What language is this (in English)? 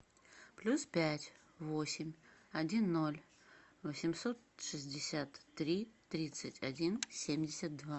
Russian